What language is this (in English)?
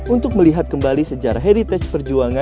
Indonesian